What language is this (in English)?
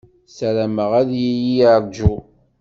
Kabyle